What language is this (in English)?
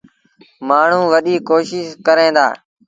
Sindhi Bhil